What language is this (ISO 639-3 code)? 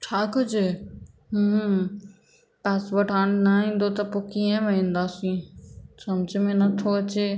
snd